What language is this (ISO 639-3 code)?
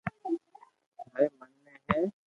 lrk